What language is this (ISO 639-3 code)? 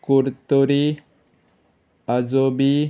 kok